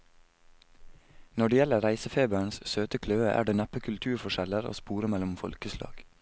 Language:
Norwegian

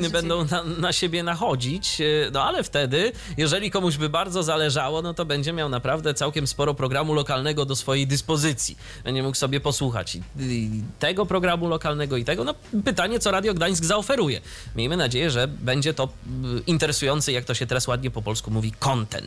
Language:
Polish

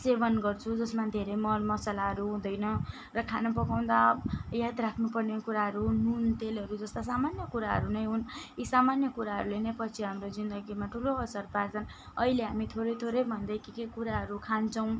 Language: Nepali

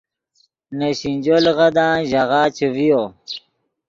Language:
Yidgha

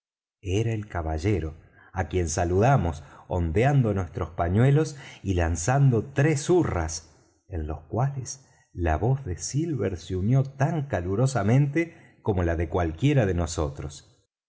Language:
Spanish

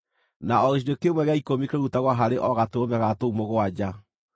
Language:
Kikuyu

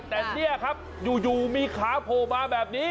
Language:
Thai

